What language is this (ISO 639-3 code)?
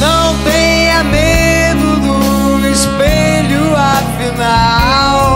por